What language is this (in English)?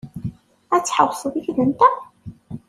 Kabyle